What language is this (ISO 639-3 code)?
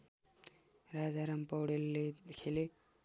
nep